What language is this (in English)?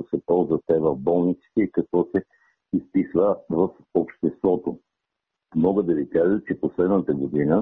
Bulgarian